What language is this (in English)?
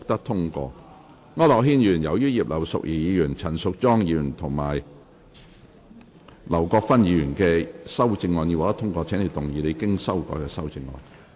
Cantonese